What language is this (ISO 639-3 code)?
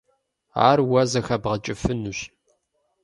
kbd